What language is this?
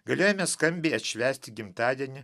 Lithuanian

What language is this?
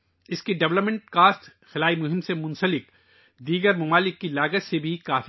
Urdu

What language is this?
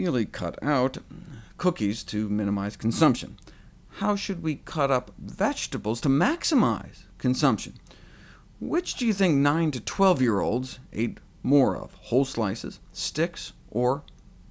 English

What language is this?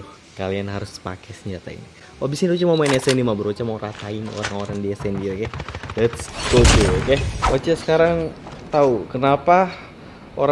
Indonesian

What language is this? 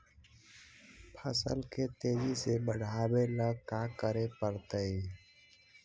Magahi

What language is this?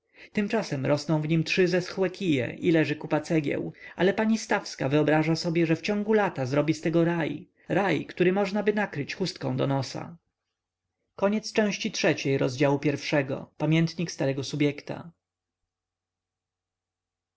Polish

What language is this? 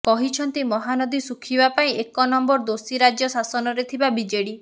Odia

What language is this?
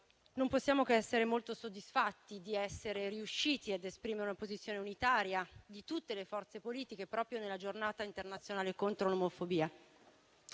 Italian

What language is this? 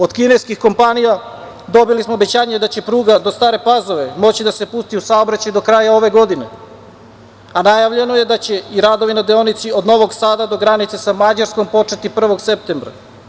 Serbian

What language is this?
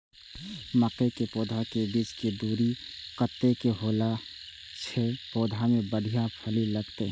Maithili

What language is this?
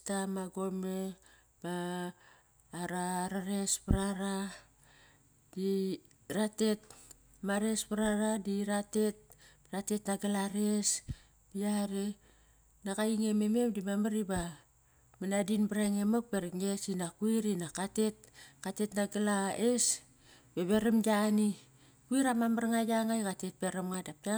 Kairak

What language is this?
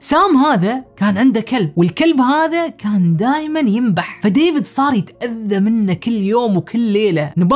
Arabic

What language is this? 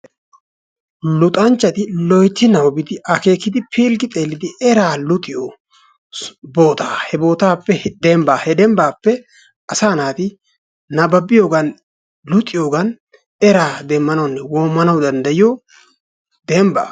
Wolaytta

